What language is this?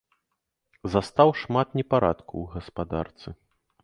Belarusian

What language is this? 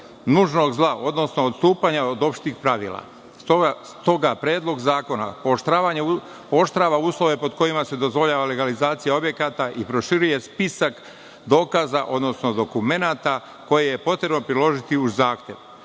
Serbian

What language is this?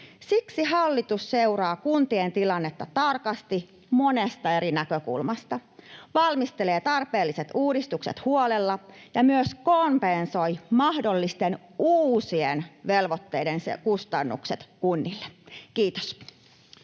Finnish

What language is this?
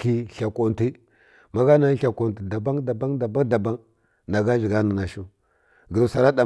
Kirya-Konzəl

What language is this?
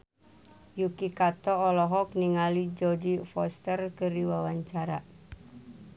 Sundanese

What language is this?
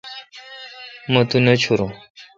Kalkoti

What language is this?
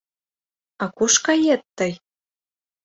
Mari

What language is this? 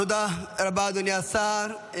Hebrew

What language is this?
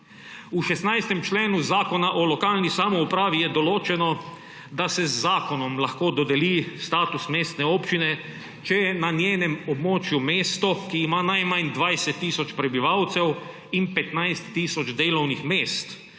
Slovenian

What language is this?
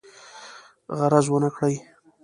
Pashto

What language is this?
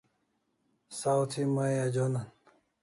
Kalasha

